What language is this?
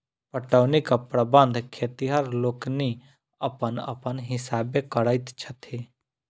Maithili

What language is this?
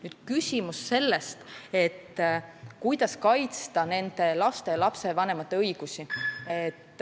Estonian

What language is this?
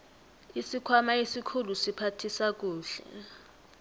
South Ndebele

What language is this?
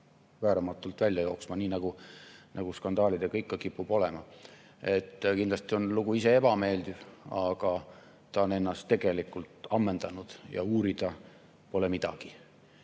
Estonian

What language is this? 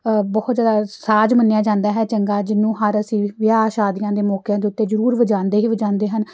Punjabi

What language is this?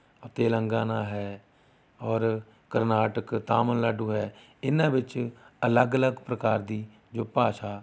Punjabi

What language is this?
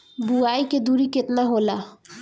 Bhojpuri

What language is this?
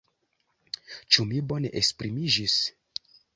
Esperanto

